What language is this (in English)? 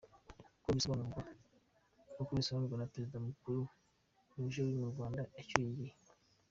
Kinyarwanda